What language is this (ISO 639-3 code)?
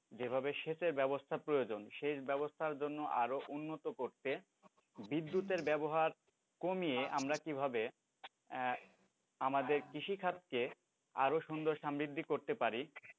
ben